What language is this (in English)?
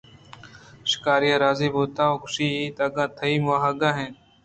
Eastern Balochi